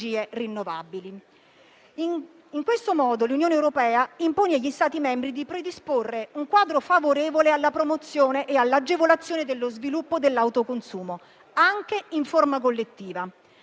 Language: Italian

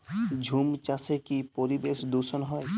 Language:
Bangla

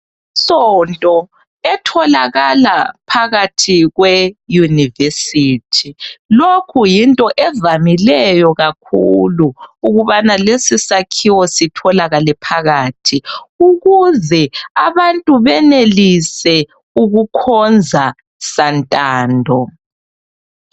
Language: North Ndebele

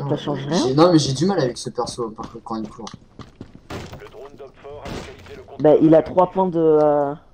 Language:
French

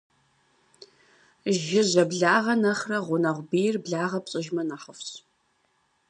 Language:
Kabardian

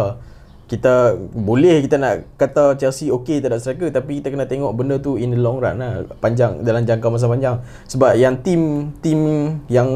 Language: Malay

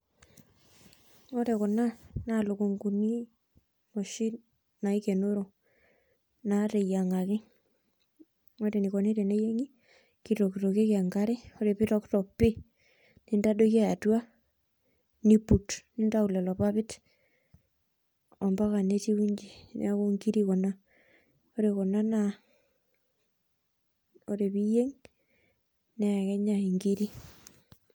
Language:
Masai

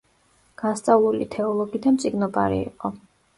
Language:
Georgian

